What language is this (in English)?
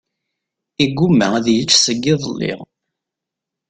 Kabyle